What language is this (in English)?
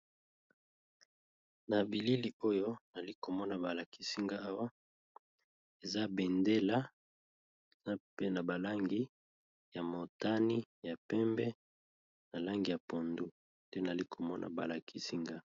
Lingala